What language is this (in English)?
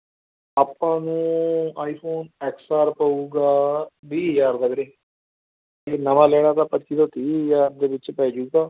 Punjabi